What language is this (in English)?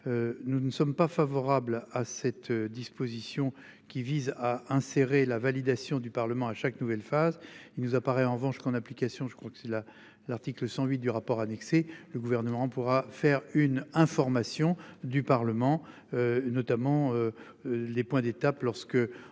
French